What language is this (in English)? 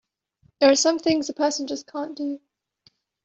English